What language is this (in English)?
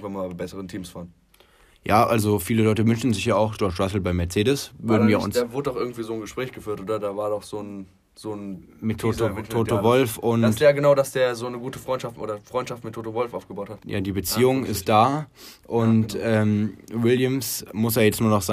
German